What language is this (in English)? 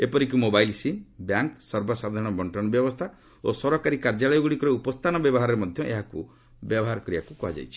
Odia